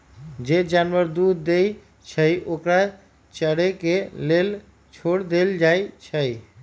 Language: Magahi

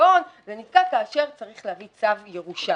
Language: Hebrew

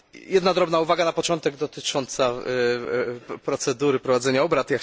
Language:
Polish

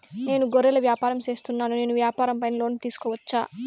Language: Telugu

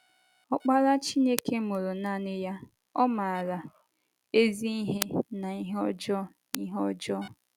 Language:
Igbo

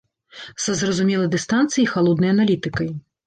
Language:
Belarusian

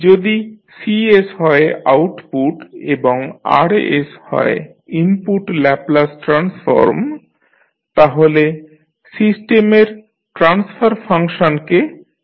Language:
Bangla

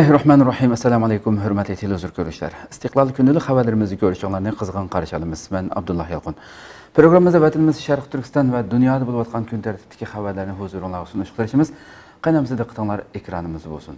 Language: Turkish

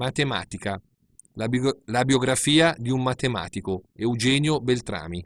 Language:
Italian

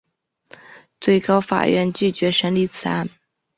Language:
Chinese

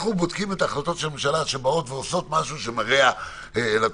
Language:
Hebrew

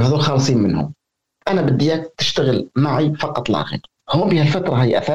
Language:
Arabic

